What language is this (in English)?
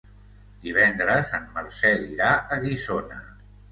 Catalan